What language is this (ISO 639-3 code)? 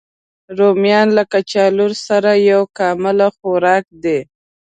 pus